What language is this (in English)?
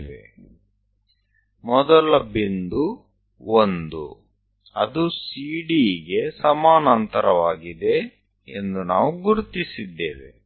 Gujarati